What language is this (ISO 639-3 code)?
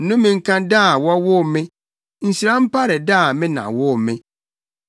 aka